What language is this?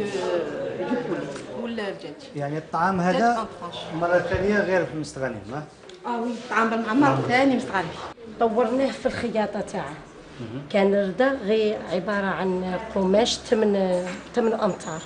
Arabic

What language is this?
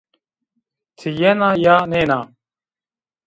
Zaza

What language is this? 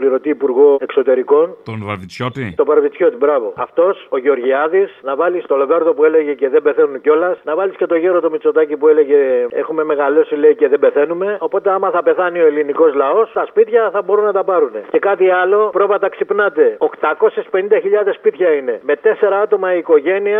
Greek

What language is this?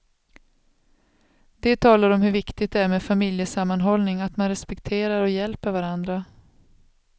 Swedish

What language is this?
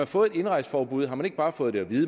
Danish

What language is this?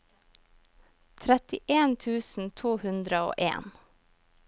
Norwegian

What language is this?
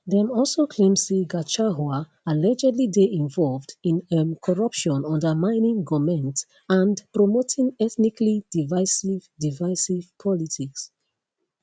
Nigerian Pidgin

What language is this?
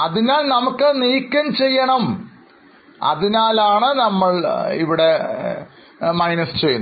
Malayalam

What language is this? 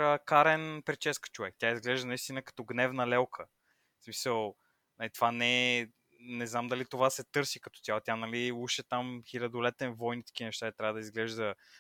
Bulgarian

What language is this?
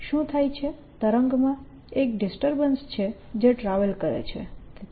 Gujarati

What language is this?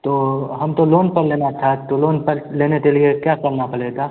Hindi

